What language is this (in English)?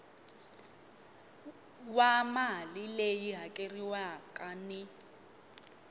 Tsonga